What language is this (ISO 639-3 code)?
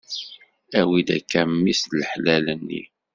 kab